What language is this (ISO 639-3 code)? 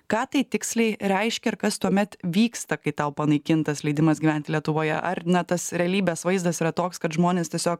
lit